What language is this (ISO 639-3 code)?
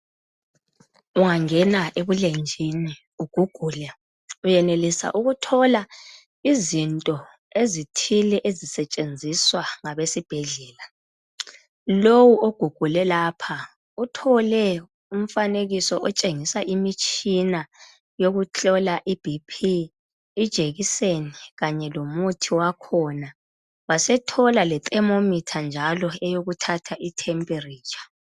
nde